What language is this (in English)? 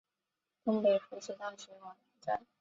Chinese